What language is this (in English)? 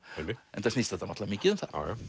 Icelandic